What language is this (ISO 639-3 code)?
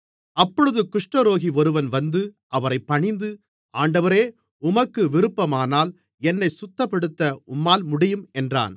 tam